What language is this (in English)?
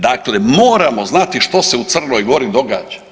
Croatian